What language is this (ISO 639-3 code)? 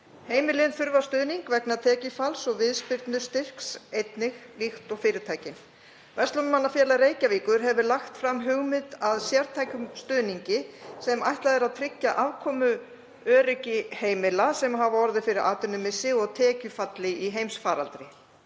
isl